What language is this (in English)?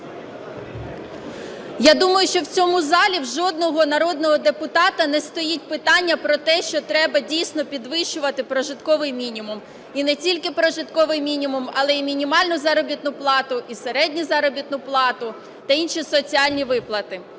Ukrainian